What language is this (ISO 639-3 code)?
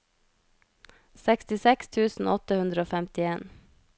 nor